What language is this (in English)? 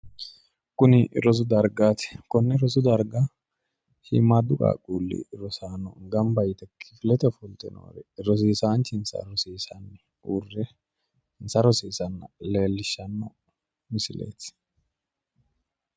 Sidamo